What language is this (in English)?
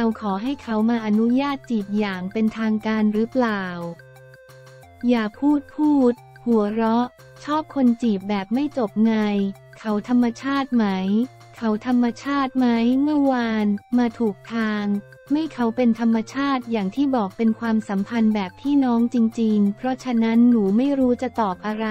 Thai